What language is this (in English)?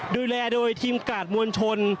Thai